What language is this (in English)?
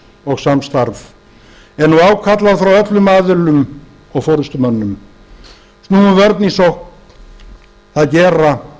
Icelandic